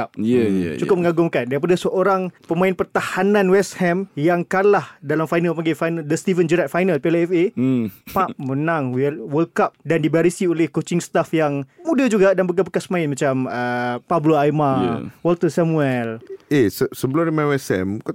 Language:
Malay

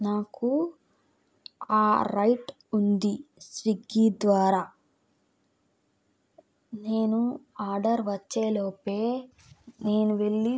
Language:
Telugu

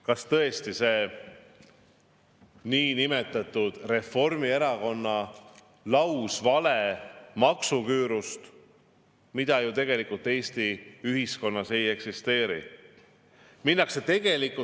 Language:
Estonian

